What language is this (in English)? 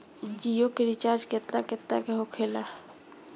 Bhojpuri